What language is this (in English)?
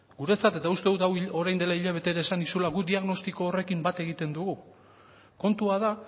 Basque